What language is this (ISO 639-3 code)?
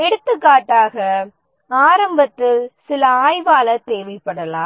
tam